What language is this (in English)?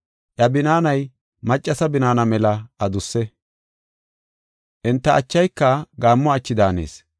Gofa